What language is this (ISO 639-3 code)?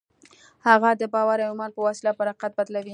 pus